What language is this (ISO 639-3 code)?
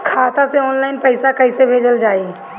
bho